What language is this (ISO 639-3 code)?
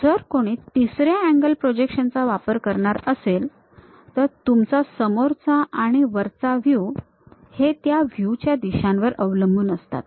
mar